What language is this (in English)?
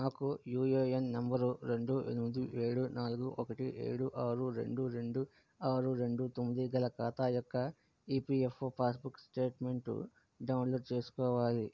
Telugu